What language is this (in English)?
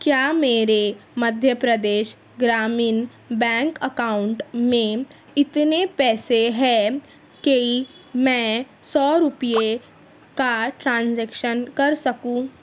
Urdu